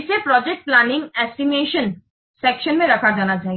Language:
Hindi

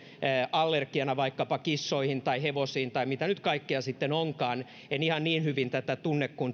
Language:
Finnish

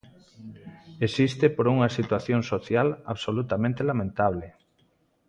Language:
Galician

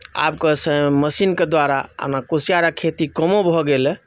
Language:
Maithili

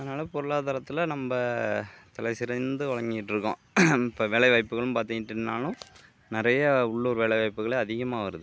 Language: Tamil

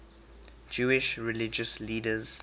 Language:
English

